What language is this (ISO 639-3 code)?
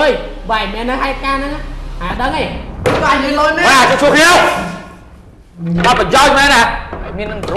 vie